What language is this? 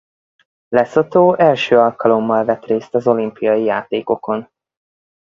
Hungarian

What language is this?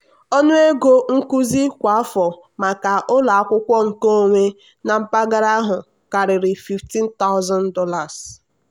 Igbo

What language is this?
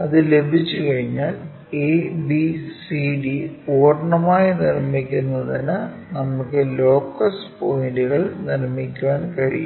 Malayalam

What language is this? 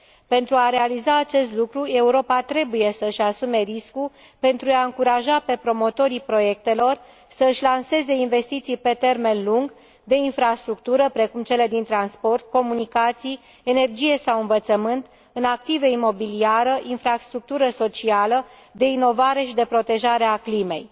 Romanian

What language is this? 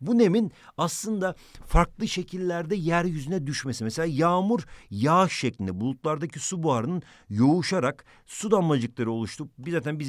Turkish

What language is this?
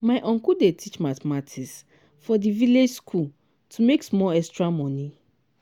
Nigerian Pidgin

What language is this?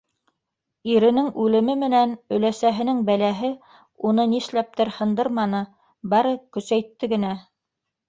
Bashkir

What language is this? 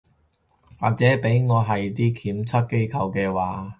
Cantonese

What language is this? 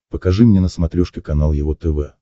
Russian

